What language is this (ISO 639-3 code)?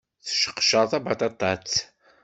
kab